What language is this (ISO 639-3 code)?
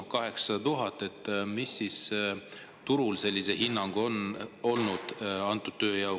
est